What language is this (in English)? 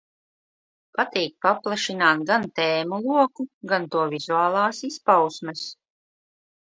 Latvian